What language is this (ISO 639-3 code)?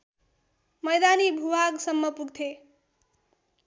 nep